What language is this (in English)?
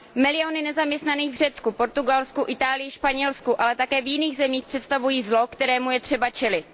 Czech